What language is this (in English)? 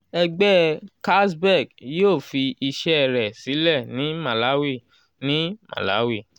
Yoruba